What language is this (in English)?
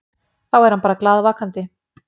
Icelandic